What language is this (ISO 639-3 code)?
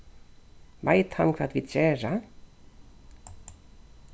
fao